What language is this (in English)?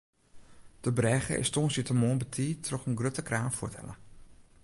Western Frisian